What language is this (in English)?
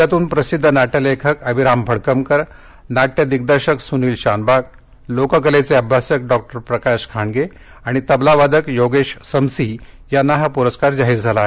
Marathi